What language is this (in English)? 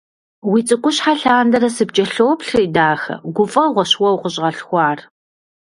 Kabardian